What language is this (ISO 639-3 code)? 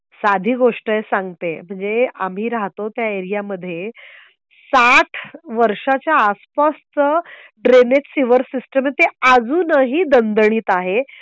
mar